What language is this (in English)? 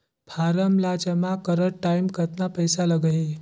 Chhattisgarhi